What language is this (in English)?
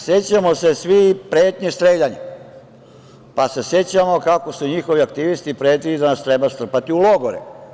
Serbian